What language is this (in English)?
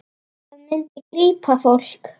Icelandic